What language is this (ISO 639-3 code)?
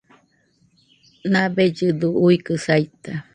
hux